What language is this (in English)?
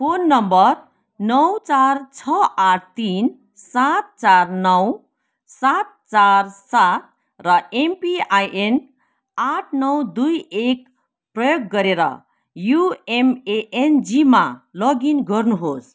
Nepali